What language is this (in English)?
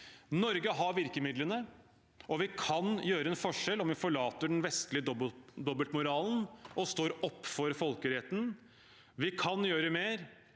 Norwegian